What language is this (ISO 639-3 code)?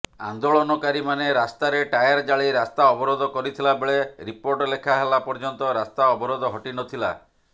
ori